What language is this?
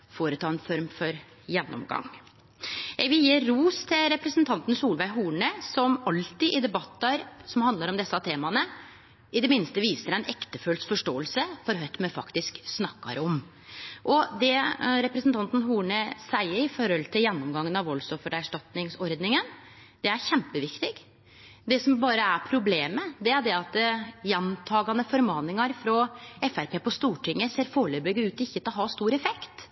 Norwegian Nynorsk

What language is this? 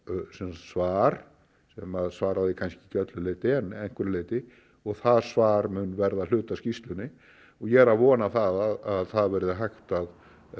Icelandic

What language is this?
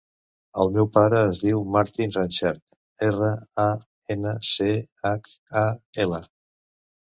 Catalan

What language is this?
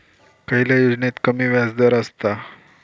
Marathi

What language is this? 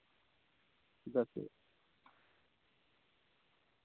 Santali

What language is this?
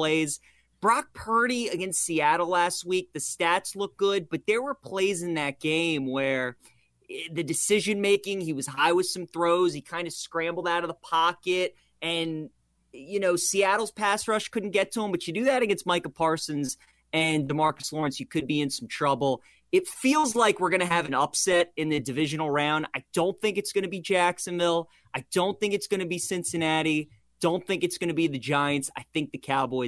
English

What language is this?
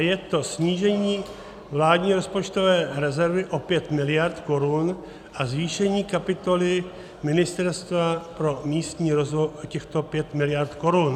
Czech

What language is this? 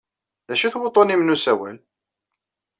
Kabyle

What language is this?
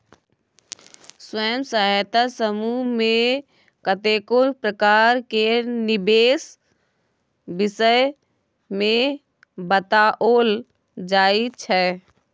Maithili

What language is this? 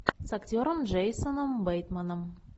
Russian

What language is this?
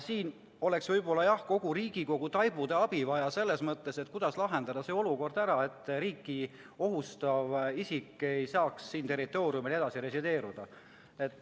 Estonian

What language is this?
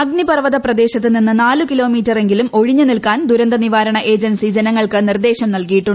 Malayalam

